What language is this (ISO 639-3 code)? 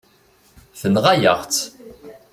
kab